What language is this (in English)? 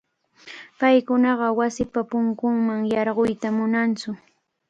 Cajatambo North Lima Quechua